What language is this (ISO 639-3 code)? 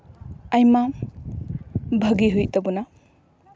sat